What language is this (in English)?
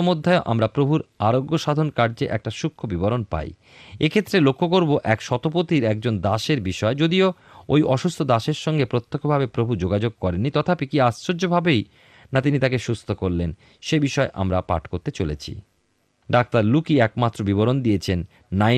Bangla